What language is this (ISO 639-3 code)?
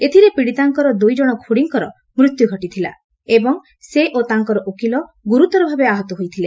ori